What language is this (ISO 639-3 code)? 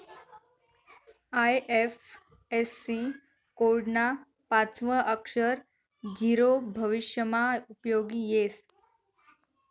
mar